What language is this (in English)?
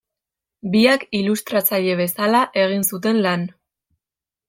Basque